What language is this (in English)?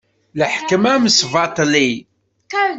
Kabyle